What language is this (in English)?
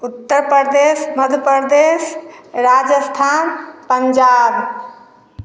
Hindi